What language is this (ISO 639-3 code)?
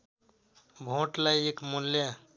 nep